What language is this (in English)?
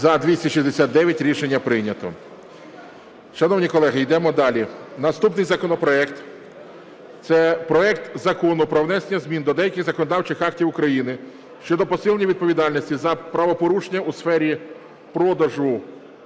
Ukrainian